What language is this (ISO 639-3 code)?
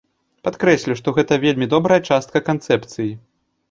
bel